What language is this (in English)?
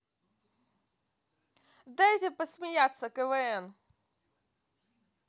Russian